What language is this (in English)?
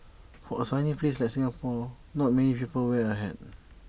English